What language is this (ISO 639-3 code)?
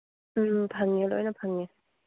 mni